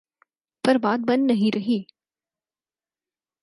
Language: Urdu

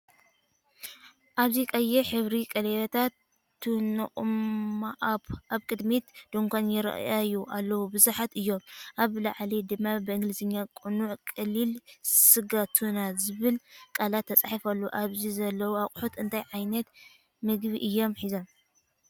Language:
Tigrinya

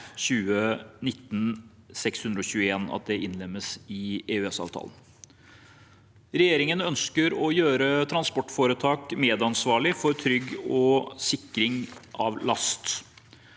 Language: Norwegian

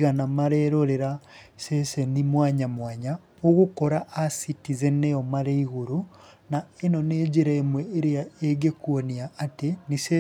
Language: Kikuyu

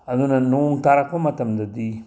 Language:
Manipuri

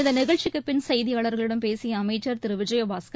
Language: Tamil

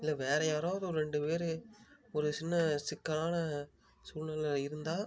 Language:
Tamil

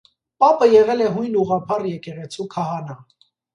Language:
Armenian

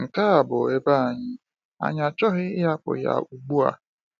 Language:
Igbo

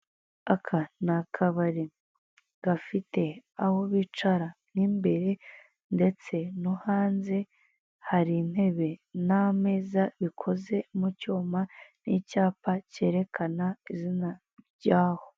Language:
Kinyarwanda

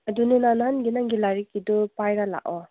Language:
Manipuri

